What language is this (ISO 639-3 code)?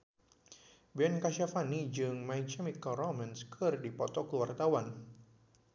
sun